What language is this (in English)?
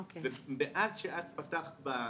Hebrew